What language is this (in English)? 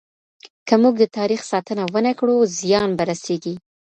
Pashto